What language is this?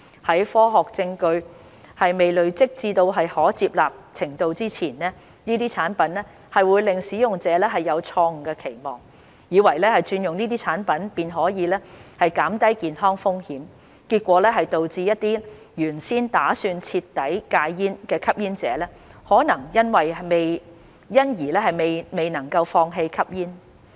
Cantonese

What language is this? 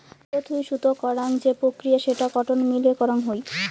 Bangla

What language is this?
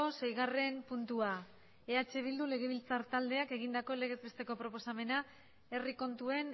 Basque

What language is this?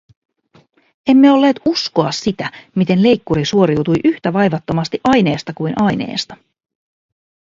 Finnish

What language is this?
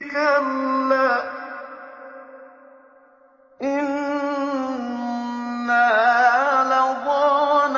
Arabic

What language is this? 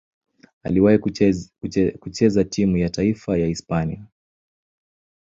Swahili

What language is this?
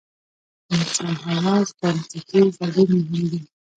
Pashto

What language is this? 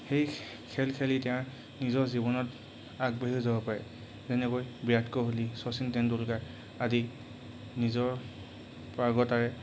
Assamese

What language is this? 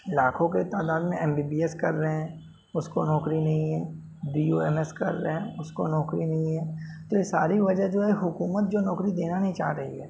Urdu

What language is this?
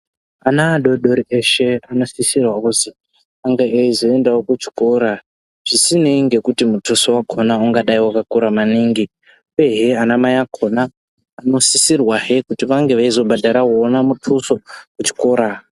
Ndau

